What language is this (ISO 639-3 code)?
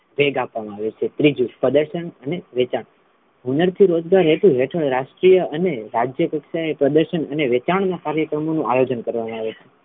guj